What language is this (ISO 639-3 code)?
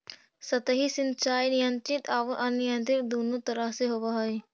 mag